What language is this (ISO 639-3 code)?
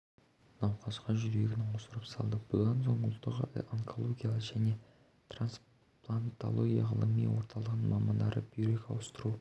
kaz